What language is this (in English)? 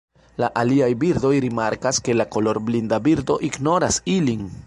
Esperanto